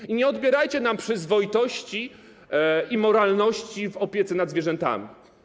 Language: Polish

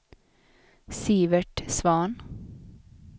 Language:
Swedish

